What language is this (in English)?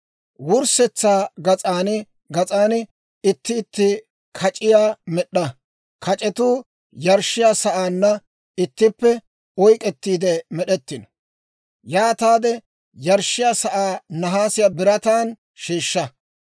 Dawro